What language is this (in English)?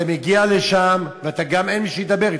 Hebrew